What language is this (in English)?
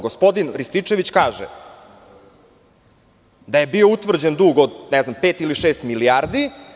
Serbian